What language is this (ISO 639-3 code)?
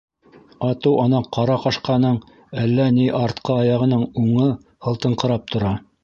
bak